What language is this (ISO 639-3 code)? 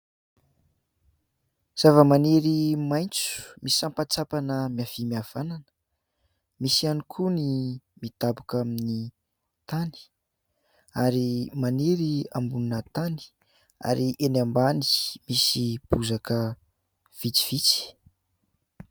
mlg